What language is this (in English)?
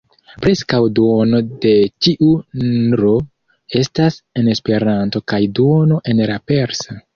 Esperanto